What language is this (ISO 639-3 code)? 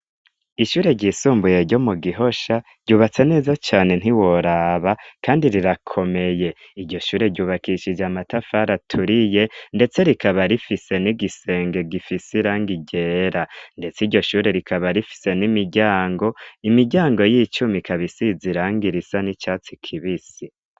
run